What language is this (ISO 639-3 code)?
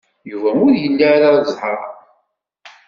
kab